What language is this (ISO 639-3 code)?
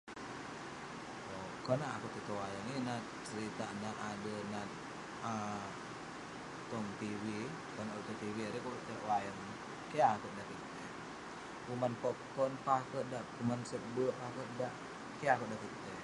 pne